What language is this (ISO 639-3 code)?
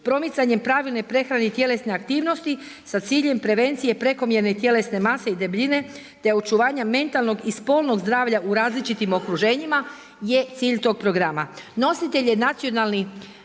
hrv